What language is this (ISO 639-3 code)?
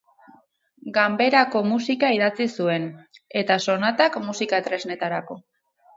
eus